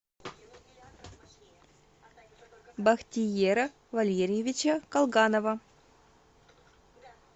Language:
Russian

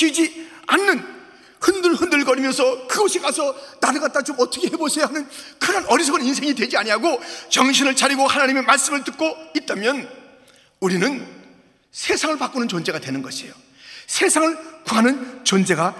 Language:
Korean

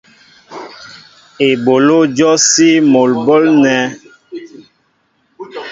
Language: Mbo (Cameroon)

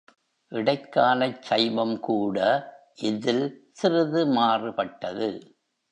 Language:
Tamil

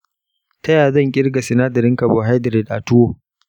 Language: Hausa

